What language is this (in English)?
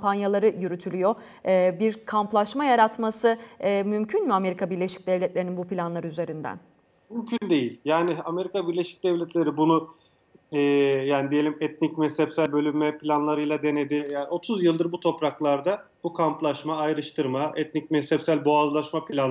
Turkish